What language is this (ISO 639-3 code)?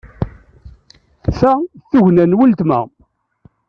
kab